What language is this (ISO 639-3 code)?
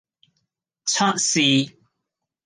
yue